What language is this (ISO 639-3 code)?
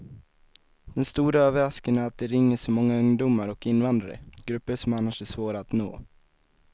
swe